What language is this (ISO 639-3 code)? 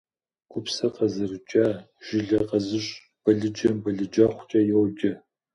kbd